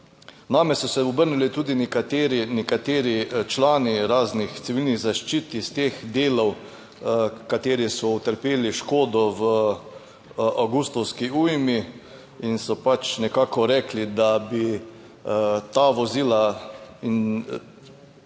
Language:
Slovenian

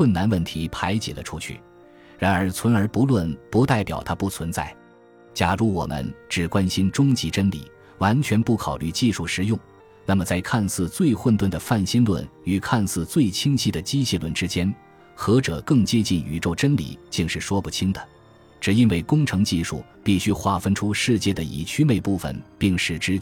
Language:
Chinese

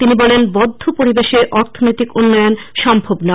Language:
Bangla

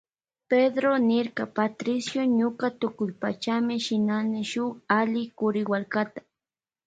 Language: Loja Highland Quichua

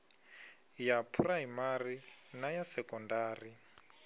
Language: Venda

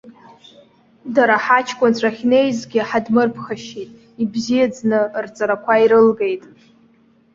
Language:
Abkhazian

